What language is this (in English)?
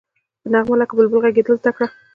Pashto